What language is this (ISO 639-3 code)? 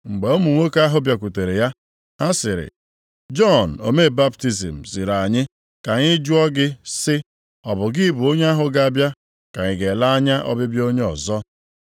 ibo